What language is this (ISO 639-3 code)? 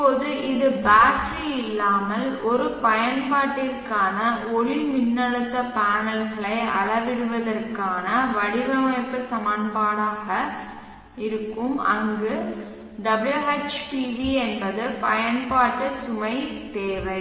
tam